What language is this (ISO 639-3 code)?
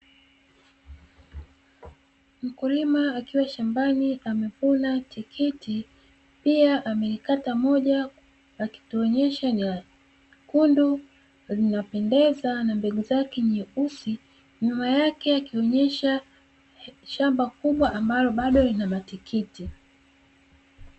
swa